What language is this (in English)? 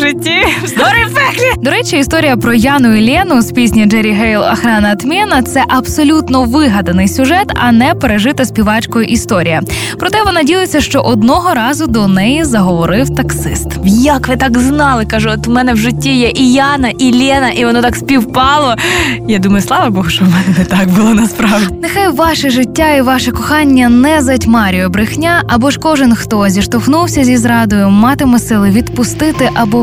Ukrainian